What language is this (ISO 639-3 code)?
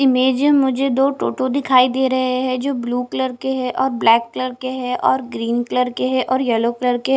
hin